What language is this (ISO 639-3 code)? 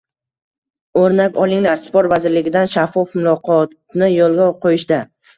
uzb